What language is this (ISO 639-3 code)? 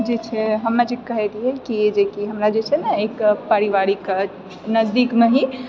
mai